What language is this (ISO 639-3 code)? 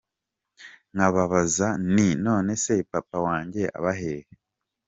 kin